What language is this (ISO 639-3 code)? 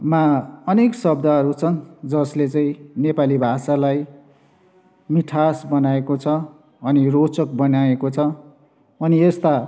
nep